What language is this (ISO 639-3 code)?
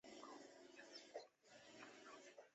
zho